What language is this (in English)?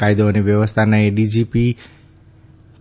Gujarati